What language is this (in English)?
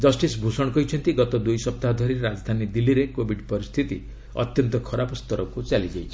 Odia